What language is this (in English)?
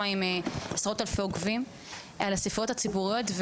Hebrew